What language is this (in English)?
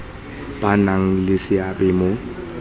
Tswana